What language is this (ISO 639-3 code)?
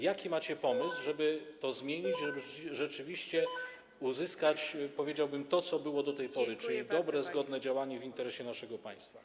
pol